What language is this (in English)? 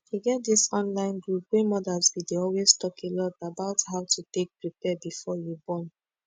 Nigerian Pidgin